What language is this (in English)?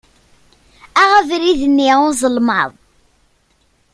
Kabyle